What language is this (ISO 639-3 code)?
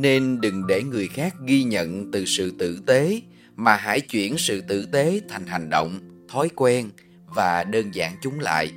vie